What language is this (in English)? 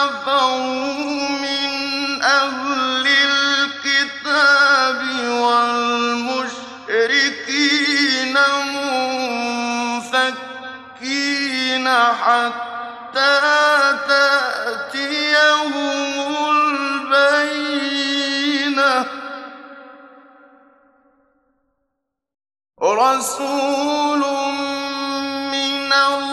Arabic